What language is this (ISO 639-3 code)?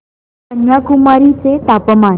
mar